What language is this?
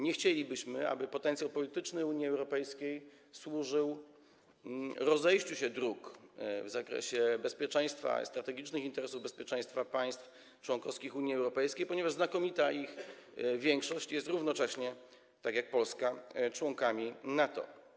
Polish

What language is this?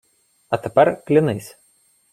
Ukrainian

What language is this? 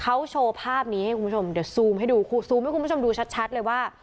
Thai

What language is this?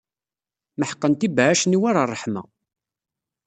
Kabyle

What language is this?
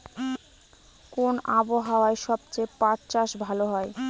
Bangla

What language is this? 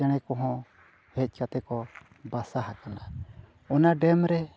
Santali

